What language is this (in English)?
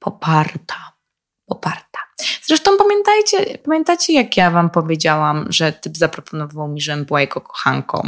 Polish